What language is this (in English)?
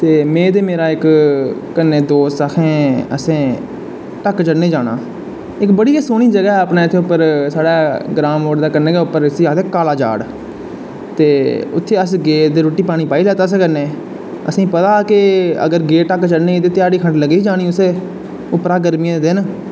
Dogri